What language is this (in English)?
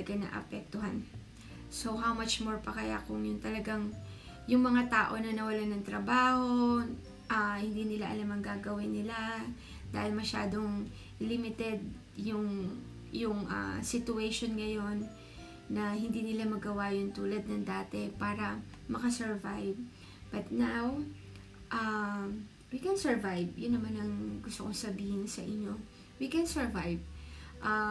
Filipino